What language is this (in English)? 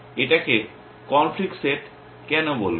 Bangla